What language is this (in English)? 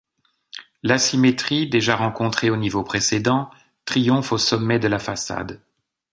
French